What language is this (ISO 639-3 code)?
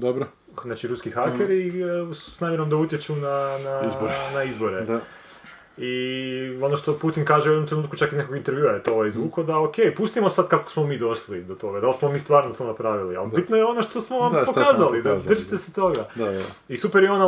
hrv